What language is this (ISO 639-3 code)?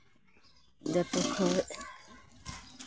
sat